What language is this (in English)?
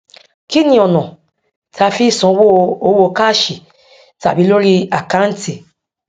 Yoruba